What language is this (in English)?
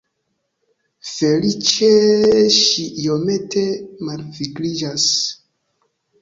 Esperanto